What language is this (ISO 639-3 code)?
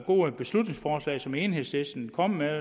dan